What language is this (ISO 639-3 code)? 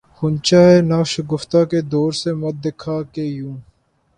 urd